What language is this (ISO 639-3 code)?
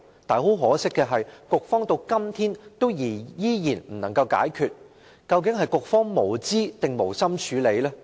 yue